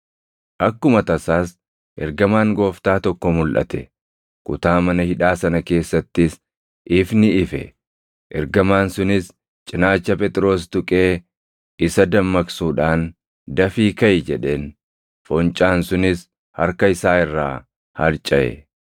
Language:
Oromo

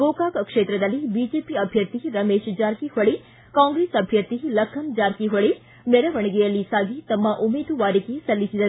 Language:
Kannada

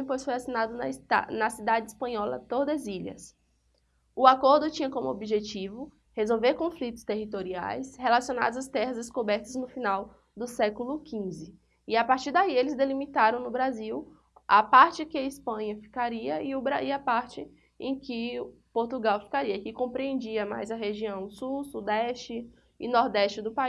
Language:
Portuguese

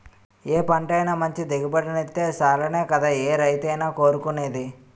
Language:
Telugu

